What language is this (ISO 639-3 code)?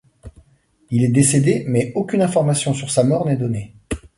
fra